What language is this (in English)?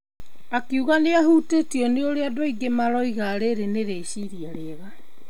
Kikuyu